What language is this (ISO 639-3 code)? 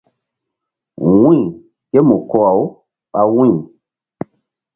mdd